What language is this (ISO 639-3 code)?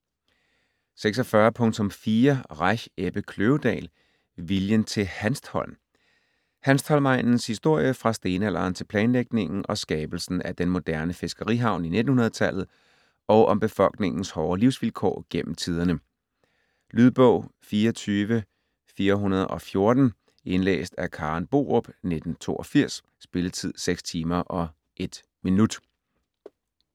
dan